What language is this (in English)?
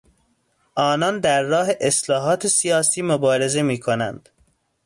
Persian